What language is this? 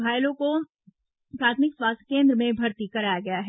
Hindi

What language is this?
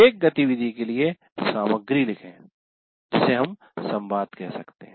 Hindi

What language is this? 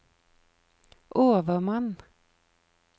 Norwegian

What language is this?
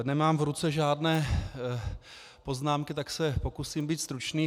Czech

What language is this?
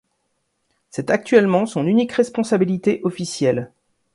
French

